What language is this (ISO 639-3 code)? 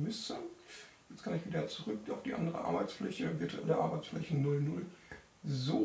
deu